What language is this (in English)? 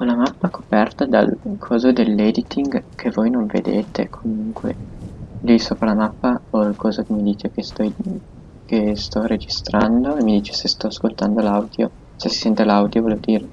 Italian